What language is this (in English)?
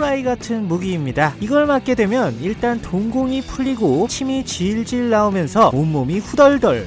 Korean